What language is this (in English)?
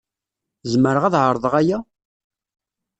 Kabyle